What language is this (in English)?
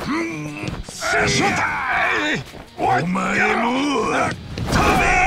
Japanese